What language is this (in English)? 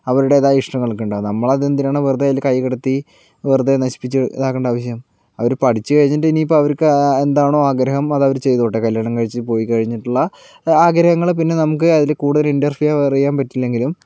Malayalam